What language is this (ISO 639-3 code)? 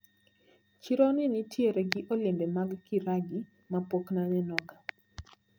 luo